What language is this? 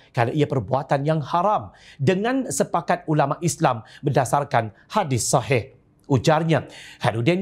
Malay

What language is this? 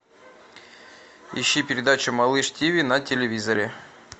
Russian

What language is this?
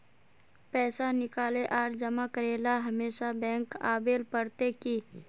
Magahi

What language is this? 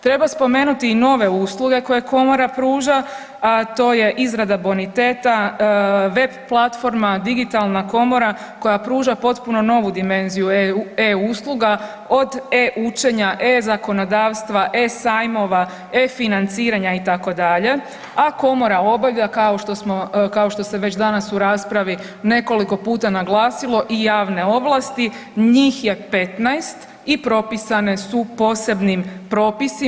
Croatian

